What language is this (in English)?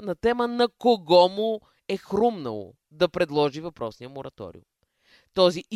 Bulgarian